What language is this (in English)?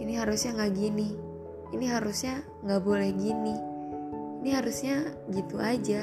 Indonesian